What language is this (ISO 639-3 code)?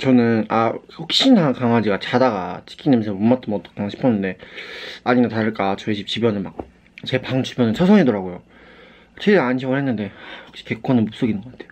kor